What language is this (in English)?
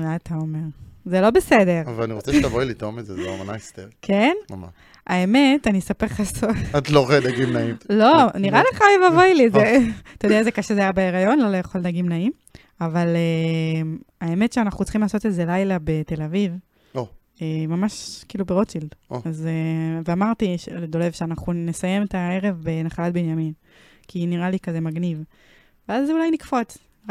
Hebrew